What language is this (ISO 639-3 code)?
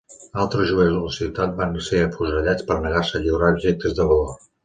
cat